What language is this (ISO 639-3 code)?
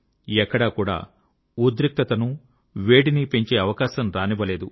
tel